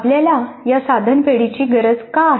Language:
Marathi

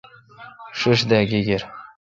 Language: Kalkoti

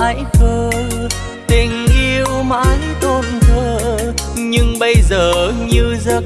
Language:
Vietnamese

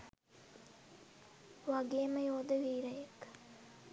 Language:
Sinhala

